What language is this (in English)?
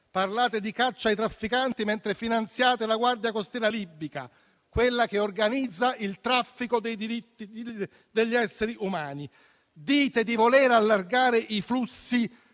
Italian